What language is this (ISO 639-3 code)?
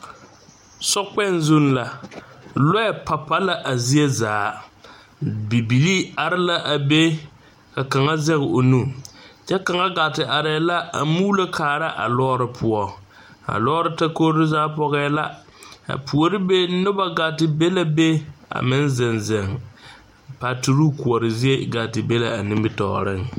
dga